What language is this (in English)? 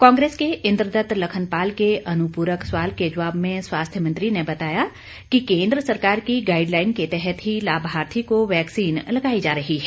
Hindi